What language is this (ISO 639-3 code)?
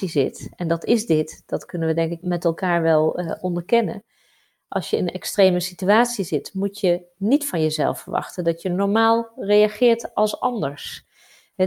nld